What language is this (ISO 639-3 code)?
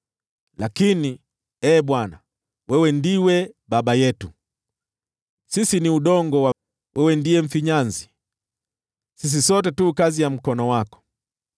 swa